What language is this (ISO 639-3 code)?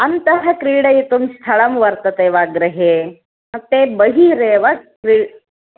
san